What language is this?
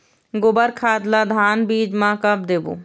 Chhattisgarhi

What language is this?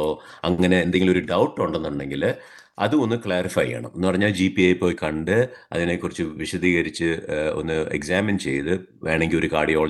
Malayalam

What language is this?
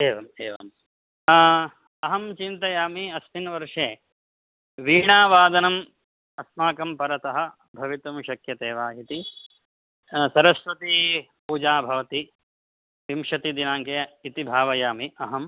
Sanskrit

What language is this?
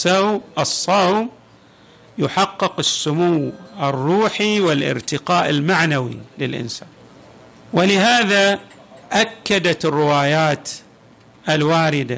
Arabic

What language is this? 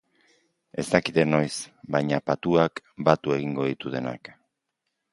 Basque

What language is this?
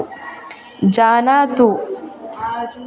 Sanskrit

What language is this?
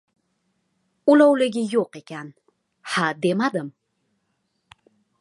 Uzbek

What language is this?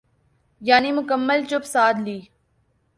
Urdu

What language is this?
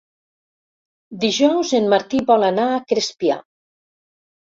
Catalan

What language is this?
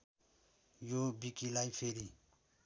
Nepali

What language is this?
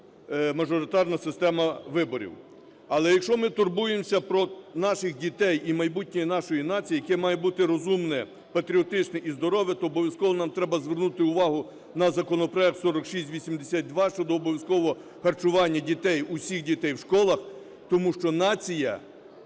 Ukrainian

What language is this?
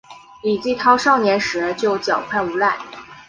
Chinese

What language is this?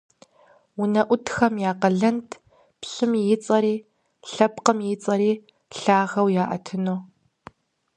Kabardian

